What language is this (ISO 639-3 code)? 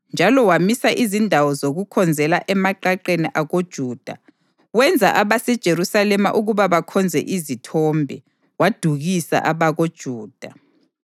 nde